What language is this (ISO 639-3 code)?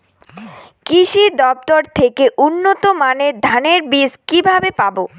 ben